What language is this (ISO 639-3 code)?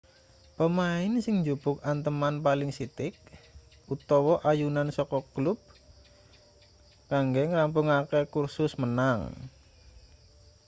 jav